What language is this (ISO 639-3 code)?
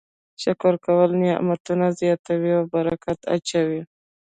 pus